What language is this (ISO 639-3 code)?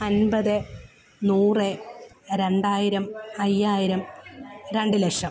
mal